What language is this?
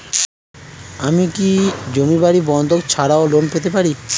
Bangla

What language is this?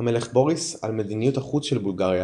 Hebrew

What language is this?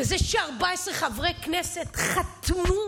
Hebrew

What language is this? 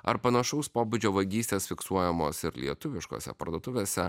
Lithuanian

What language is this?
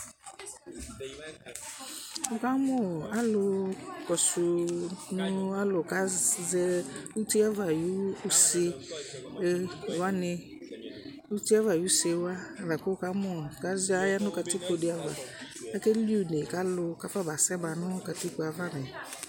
Ikposo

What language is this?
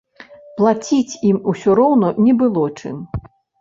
Belarusian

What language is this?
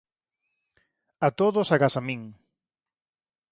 Galician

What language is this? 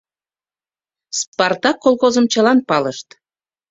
Mari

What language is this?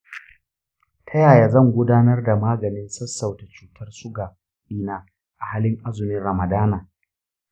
Hausa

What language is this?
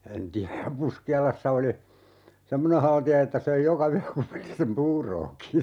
Finnish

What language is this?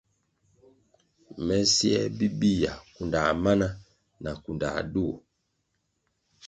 Kwasio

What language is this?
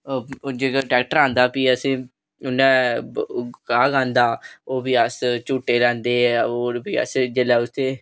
Dogri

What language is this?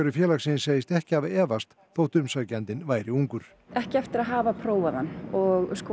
Icelandic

